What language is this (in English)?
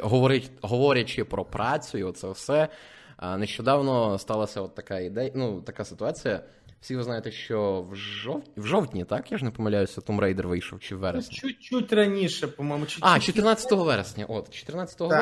Ukrainian